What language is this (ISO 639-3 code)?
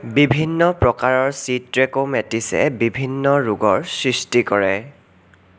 asm